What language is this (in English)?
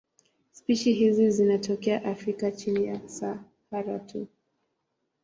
Swahili